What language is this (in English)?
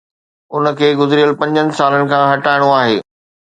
Sindhi